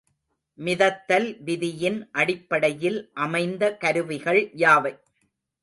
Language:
Tamil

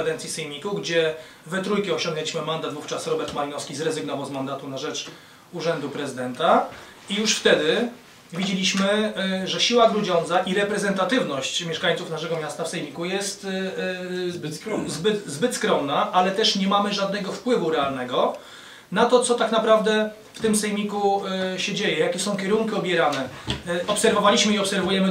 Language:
Polish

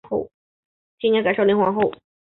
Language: Chinese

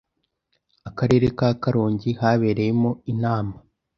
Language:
Kinyarwanda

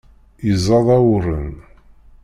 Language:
Kabyle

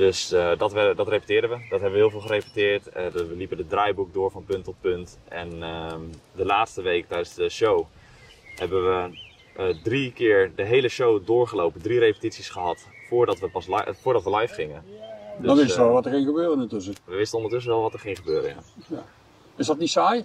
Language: Dutch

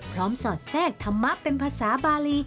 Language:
Thai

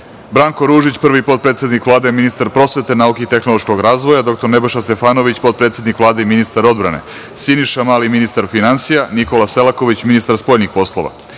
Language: Serbian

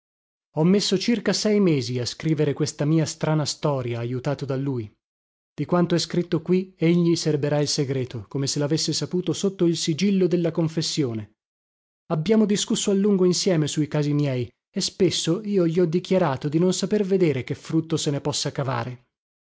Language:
Italian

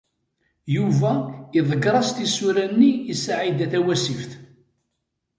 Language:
Kabyle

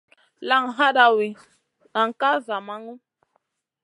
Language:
Masana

